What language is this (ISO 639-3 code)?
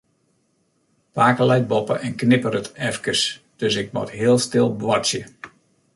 fry